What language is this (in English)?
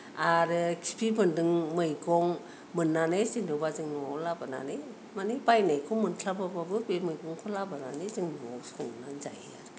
Bodo